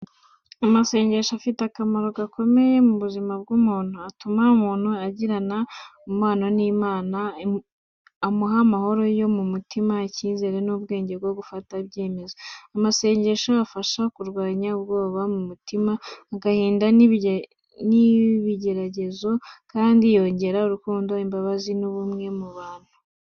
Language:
Kinyarwanda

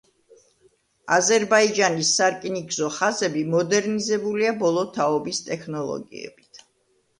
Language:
Georgian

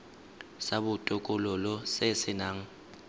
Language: Tswana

